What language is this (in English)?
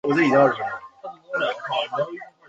Chinese